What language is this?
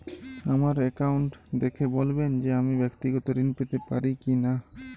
Bangla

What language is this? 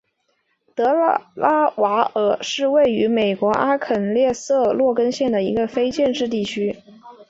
Chinese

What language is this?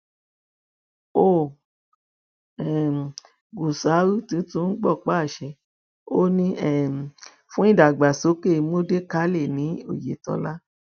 Yoruba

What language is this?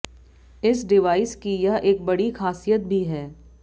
Hindi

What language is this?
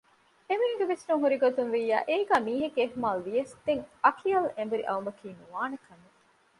Divehi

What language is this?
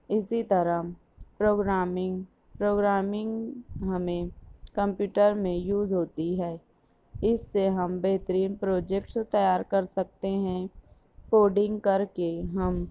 Urdu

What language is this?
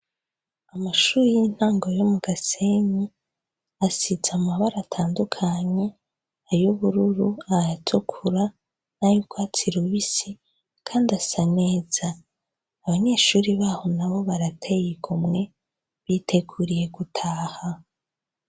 Rundi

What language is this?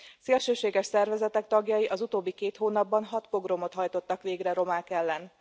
Hungarian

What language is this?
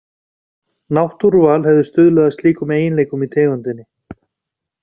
Icelandic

